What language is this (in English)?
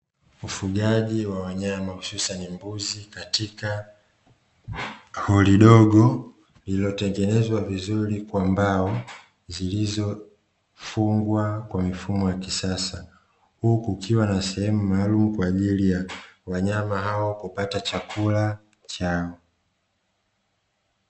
Swahili